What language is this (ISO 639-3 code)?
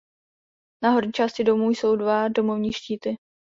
ces